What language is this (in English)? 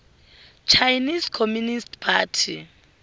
Tsonga